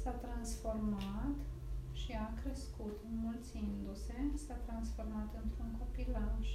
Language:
Romanian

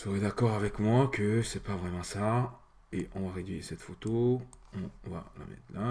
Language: French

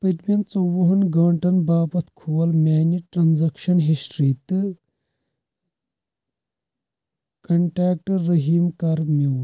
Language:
Kashmiri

